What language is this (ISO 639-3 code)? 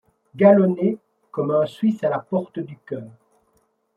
fra